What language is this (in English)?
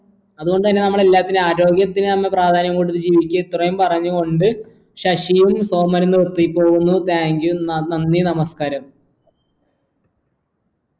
Malayalam